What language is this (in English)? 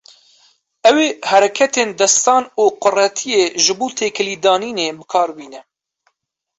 Kurdish